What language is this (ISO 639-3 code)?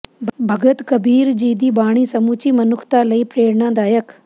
pan